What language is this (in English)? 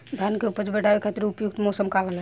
Bhojpuri